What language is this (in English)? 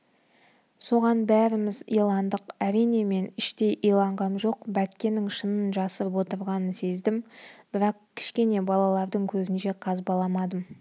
Kazakh